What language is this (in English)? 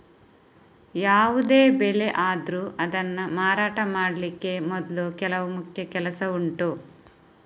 Kannada